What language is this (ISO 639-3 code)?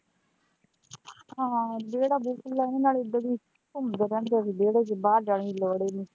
pan